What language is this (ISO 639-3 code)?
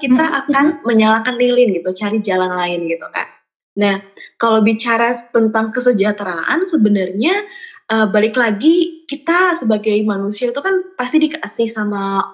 ind